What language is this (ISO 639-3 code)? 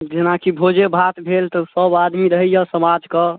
mai